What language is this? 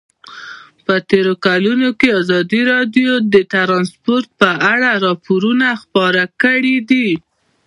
Pashto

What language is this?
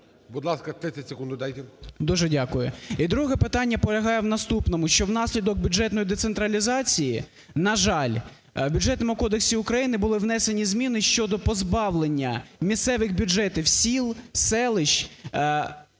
Ukrainian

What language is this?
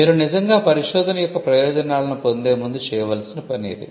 Telugu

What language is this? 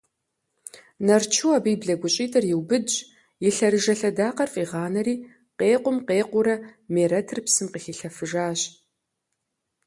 Kabardian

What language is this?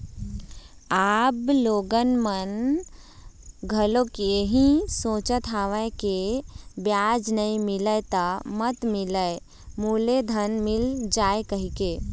Chhattisgarhi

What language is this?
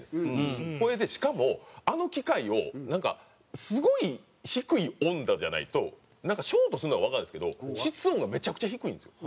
Japanese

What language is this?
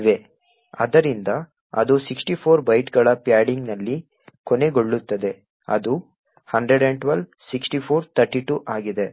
Kannada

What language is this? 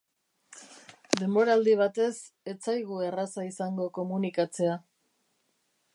Basque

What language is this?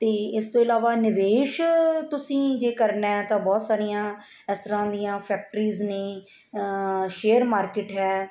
Punjabi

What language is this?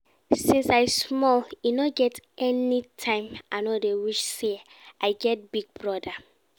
Nigerian Pidgin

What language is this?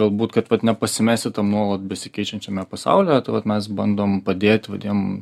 Lithuanian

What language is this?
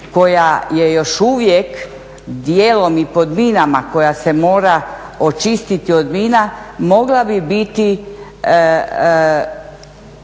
Croatian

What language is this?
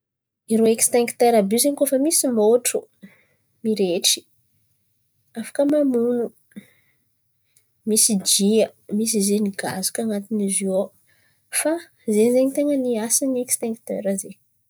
Antankarana Malagasy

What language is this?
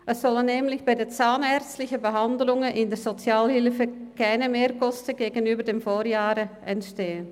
Swiss German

